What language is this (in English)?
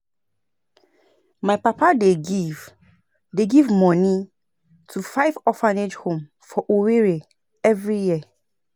Nigerian Pidgin